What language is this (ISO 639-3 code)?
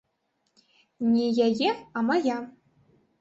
bel